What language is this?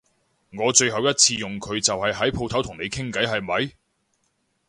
Cantonese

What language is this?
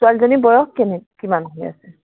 Assamese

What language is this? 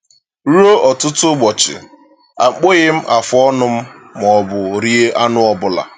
Igbo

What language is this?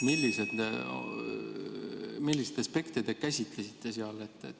Estonian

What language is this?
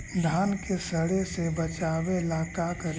Magahi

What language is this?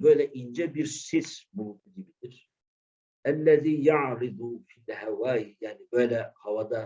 Turkish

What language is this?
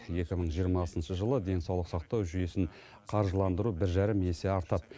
Kazakh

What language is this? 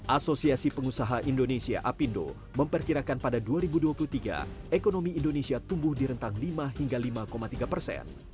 Indonesian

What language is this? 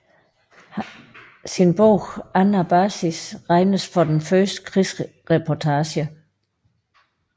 Danish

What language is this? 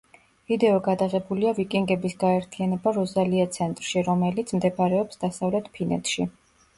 Georgian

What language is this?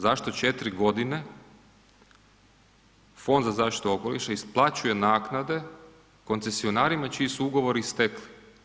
Croatian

